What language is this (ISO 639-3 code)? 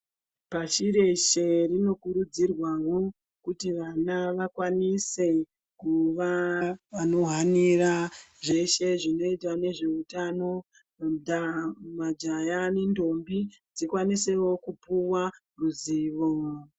ndc